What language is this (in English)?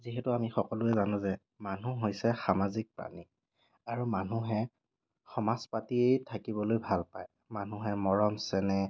Assamese